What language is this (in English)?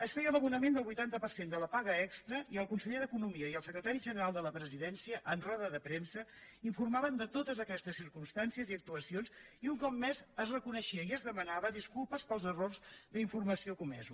Catalan